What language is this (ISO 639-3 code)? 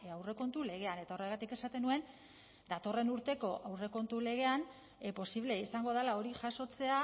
eus